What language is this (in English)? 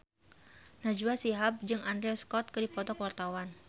Sundanese